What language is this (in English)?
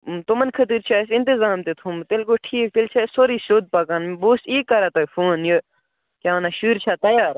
Kashmiri